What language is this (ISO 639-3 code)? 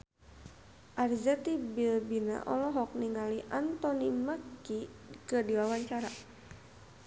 sun